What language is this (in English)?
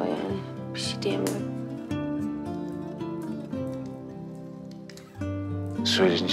Turkish